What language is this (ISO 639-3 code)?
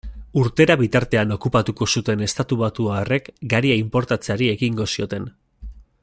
eus